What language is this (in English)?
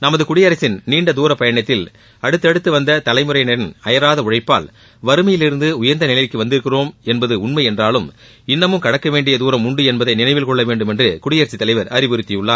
Tamil